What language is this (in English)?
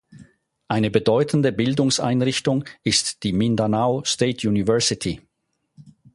German